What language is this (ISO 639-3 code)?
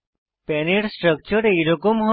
ben